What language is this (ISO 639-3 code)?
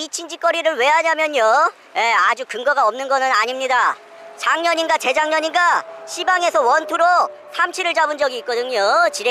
kor